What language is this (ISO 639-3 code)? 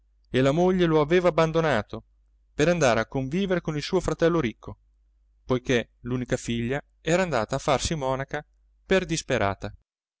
ita